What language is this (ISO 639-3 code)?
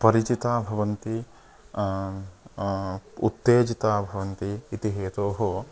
san